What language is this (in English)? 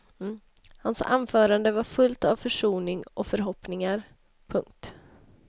Swedish